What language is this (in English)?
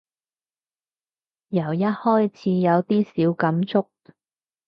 Cantonese